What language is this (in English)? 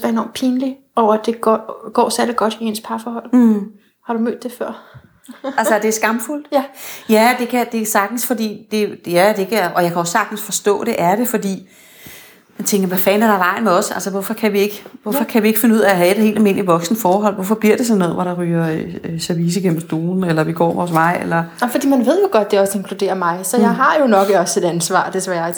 Danish